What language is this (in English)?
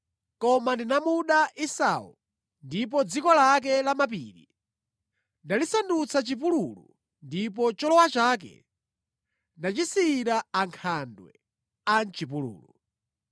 Nyanja